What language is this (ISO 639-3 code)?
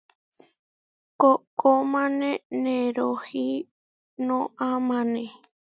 var